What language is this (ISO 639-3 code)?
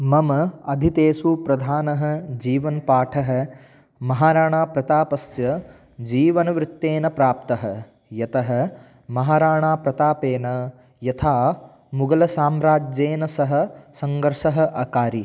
san